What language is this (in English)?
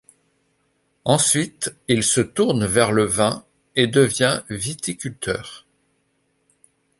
French